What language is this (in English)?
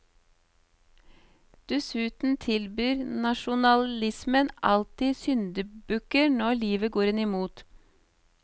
Norwegian